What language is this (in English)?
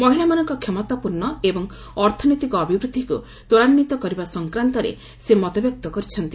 Odia